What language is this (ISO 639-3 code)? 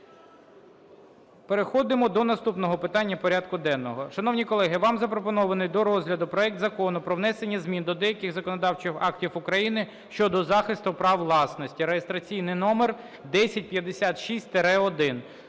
ukr